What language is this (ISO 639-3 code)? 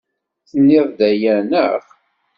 kab